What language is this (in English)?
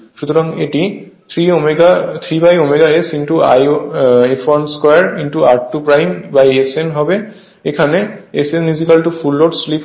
Bangla